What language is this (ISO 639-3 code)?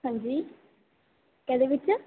doi